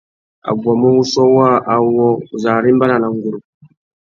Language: Tuki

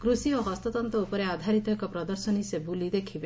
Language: Odia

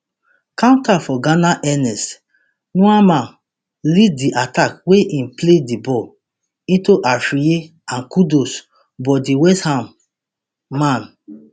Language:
Nigerian Pidgin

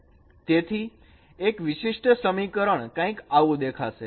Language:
Gujarati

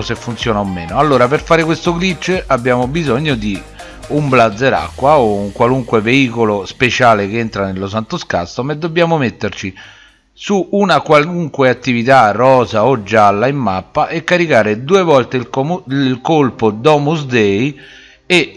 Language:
Italian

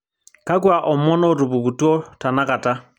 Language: Masai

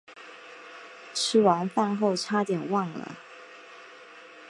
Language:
Chinese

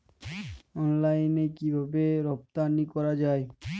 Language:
Bangla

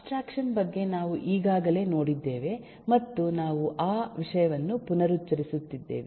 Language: Kannada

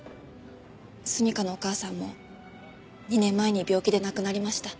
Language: Japanese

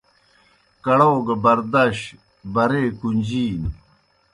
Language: Kohistani Shina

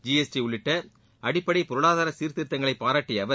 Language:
Tamil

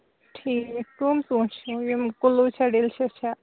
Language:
Kashmiri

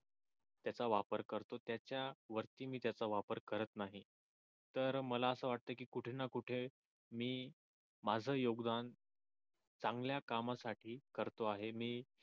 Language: Marathi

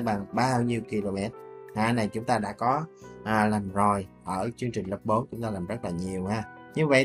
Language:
Vietnamese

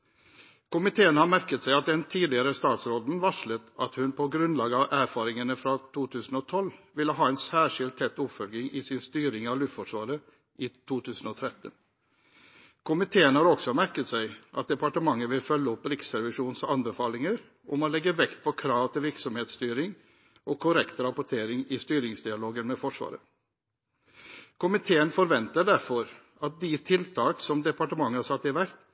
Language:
Norwegian Bokmål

